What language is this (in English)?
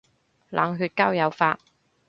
Cantonese